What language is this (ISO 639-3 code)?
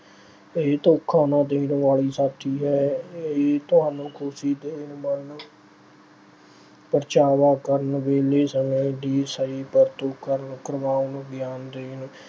pan